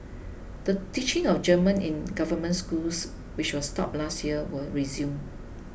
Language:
English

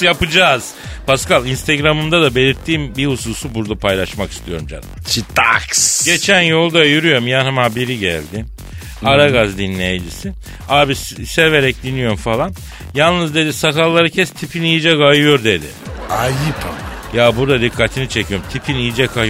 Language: Turkish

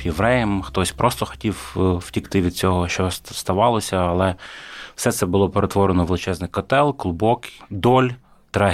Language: Ukrainian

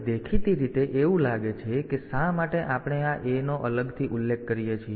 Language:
Gujarati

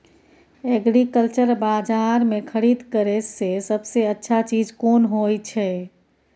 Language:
Maithili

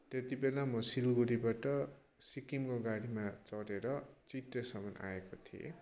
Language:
Nepali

